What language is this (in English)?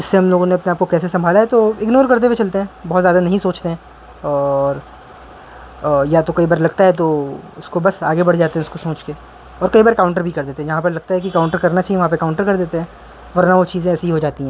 Urdu